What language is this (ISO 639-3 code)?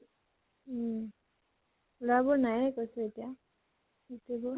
asm